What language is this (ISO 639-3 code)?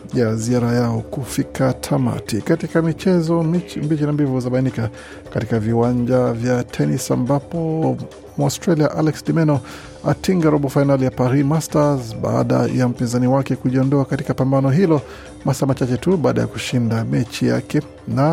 swa